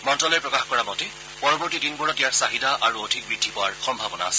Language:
Assamese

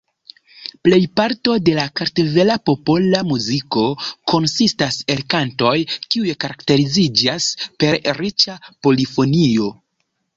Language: Esperanto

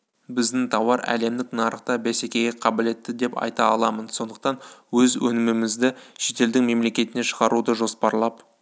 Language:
Kazakh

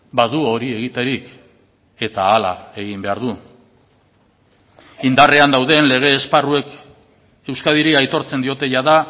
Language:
Basque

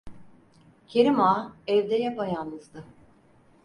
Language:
Turkish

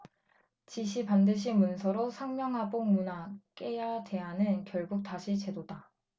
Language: Korean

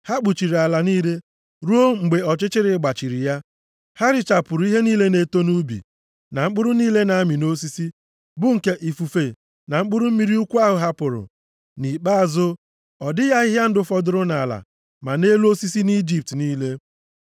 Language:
Igbo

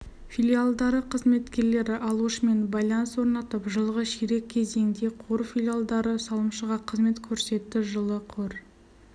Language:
Kazakh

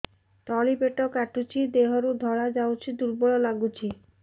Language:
Odia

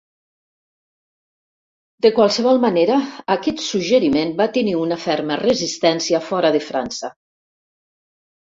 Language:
Catalan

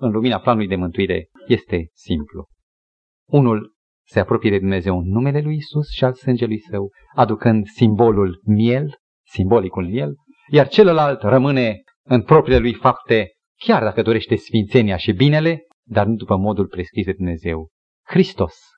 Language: Romanian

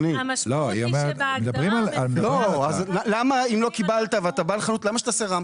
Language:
Hebrew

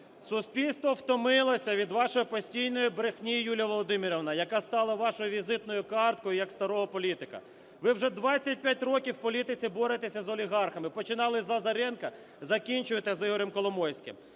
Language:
Ukrainian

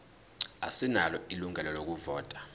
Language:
Zulu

